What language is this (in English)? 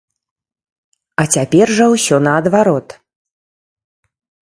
Belarusian